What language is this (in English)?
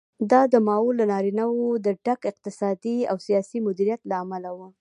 Pashto